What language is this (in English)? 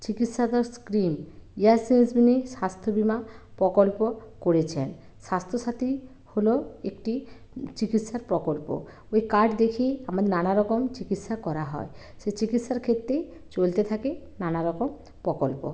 Bangla